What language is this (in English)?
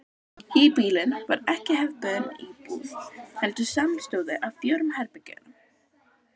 Icelandic